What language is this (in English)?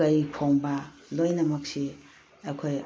Manipuri